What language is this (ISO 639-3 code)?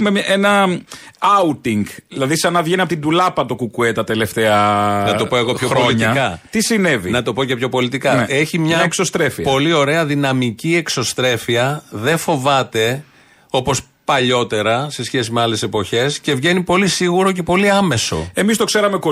ell